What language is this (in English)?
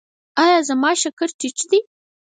Pashto